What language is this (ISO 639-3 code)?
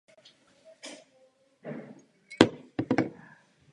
ces